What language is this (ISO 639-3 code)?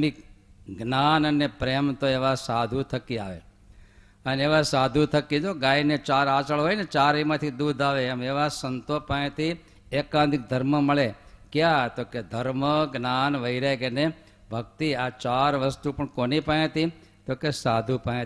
guj